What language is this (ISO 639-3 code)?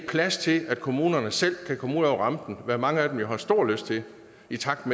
dan